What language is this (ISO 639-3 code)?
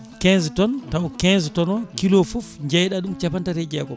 ful